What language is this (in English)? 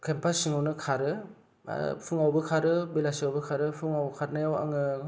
Bodo